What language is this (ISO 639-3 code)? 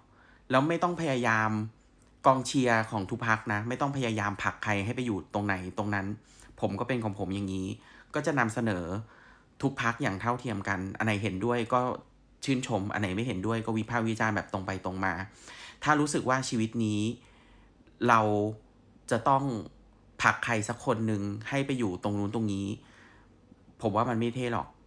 tha